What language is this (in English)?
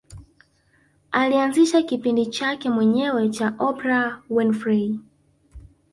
Swahili